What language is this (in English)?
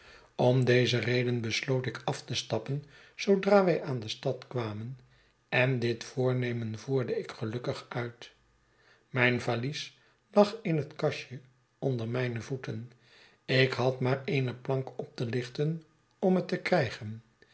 Dutch